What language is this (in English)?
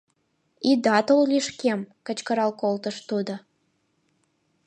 Mari